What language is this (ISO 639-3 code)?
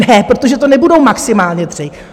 ces